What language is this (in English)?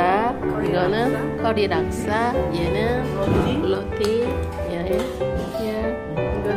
Korean